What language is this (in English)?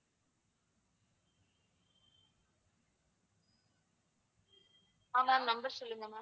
Tamil